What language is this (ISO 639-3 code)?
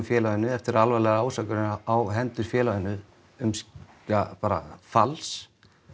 isl